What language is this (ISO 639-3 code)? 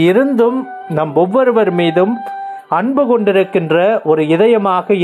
ron